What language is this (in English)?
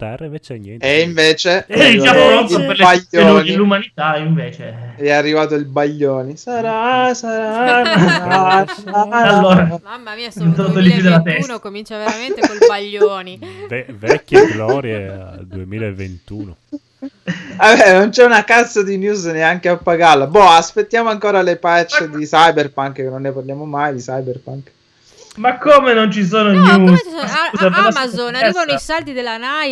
Italian